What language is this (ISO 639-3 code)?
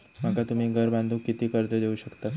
mar